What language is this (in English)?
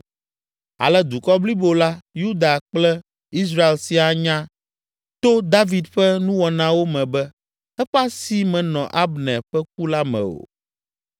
Ewe